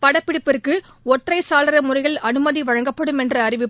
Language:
Tamil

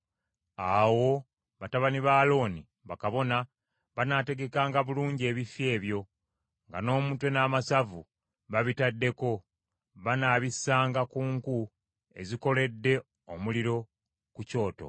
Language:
Ganda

